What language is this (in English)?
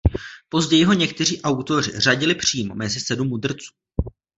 Czech